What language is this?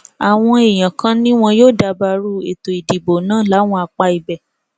Yoruba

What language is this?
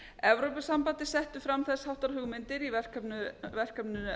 Icelandic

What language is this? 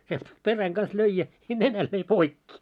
Finnish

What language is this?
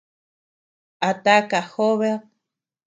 Tepeuxila Cuicatec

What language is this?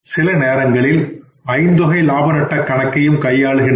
Tamil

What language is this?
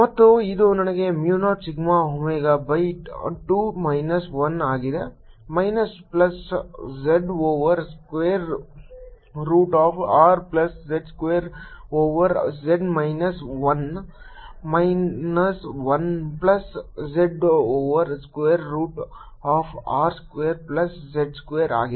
Kannada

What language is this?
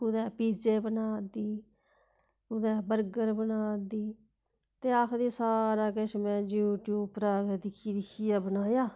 Dogri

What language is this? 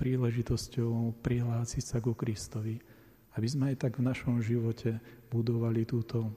Slovak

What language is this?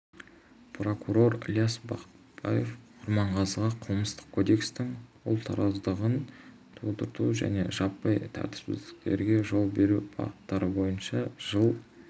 Kazakh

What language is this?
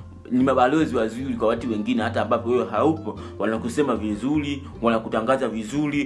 Swahili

